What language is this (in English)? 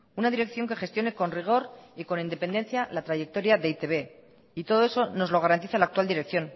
Spanish